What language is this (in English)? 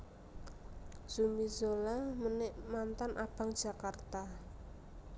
Javanese